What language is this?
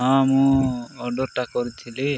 Odia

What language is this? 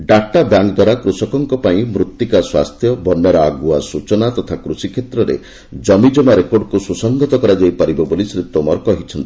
Odia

